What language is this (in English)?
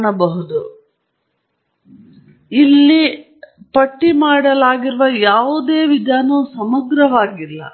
Kannada